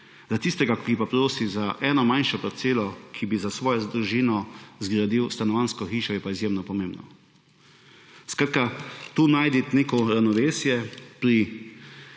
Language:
Slovenian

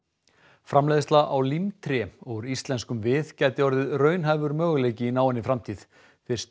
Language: Icelandic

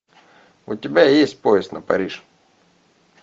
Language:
Russian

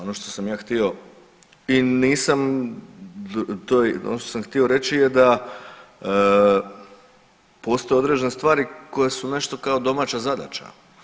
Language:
Croatian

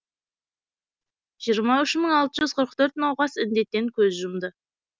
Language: Kazakh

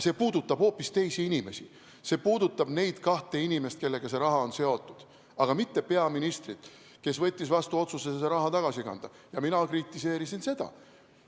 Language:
Estonian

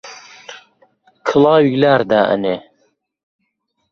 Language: Central Kurdish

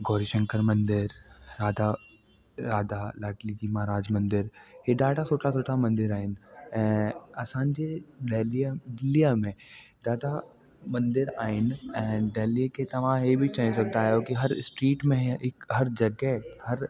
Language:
Sindhi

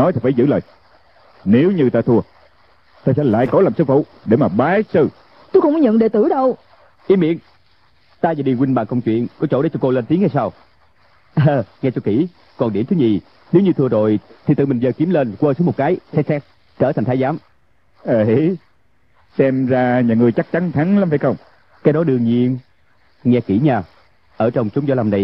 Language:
Vietnamese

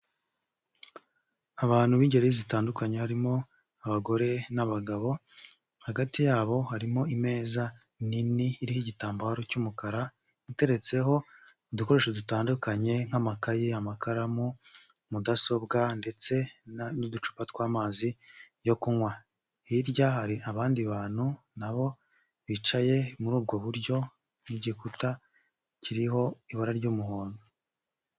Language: Kinyarwanda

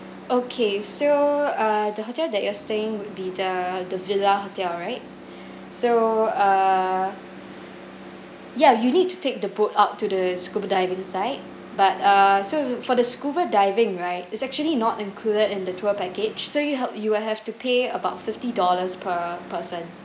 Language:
English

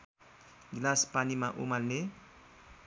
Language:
Nepali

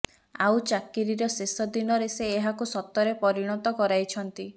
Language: Odia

